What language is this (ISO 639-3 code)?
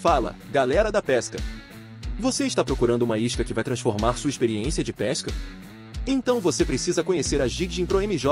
por